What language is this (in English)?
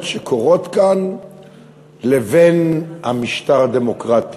Hebrew